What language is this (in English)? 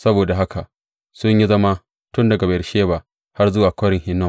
Hausa